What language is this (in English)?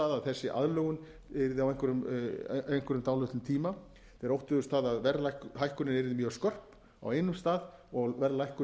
Icelandic